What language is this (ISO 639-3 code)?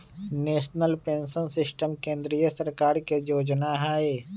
mag